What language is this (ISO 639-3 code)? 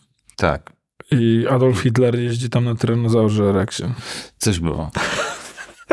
pol